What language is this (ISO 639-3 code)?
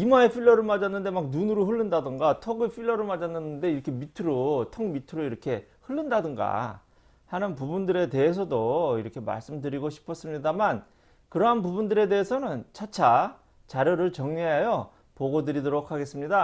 kor